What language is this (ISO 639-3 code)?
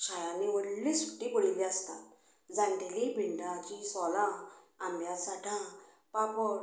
kok